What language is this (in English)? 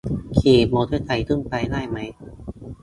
Thai